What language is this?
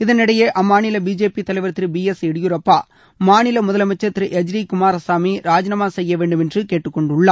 Tamil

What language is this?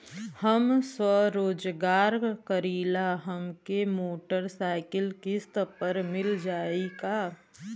Bhojpuri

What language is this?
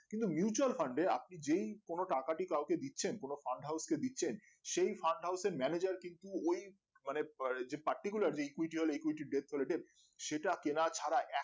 Bangla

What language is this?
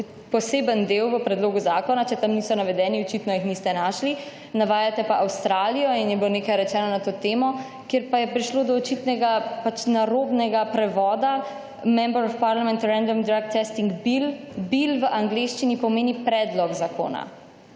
Slovenian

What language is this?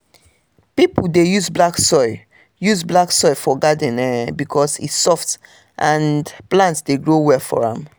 Nigerian Pidgin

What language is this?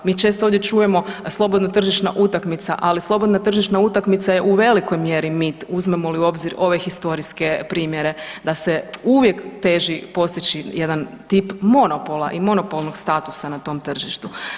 Croatian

